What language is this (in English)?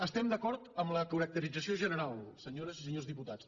Catalan